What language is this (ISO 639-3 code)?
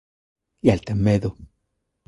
glg